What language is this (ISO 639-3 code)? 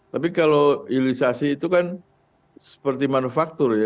ind